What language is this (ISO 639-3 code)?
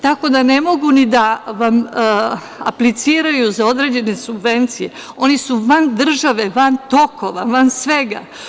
srp